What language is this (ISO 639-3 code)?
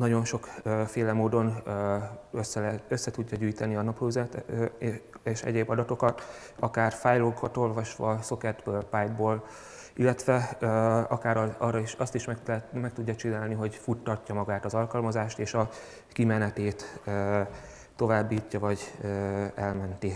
hun